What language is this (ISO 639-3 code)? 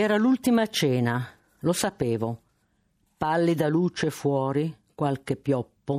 ita